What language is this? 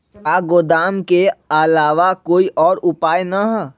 Magahi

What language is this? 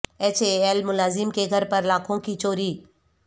Urdu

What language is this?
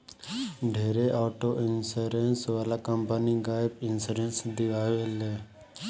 Bhojpuri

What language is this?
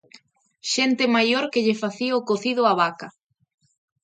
Galician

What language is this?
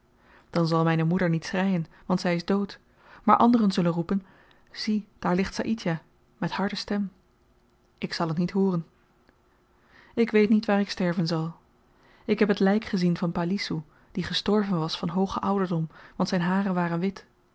Dutch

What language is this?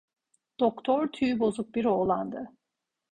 Turkish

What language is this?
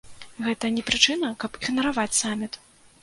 Belarusian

